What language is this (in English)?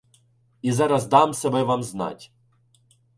Ukrainian